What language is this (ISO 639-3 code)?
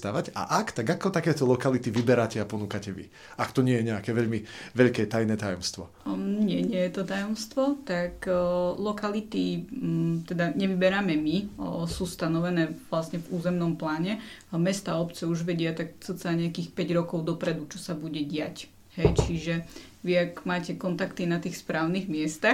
slk